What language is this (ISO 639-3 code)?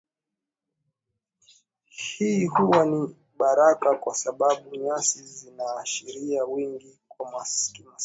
swa